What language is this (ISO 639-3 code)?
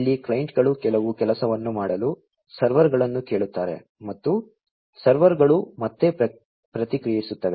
kan